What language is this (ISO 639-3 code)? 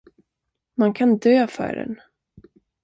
swe